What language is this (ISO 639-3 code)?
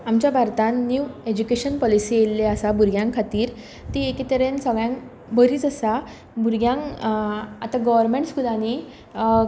kok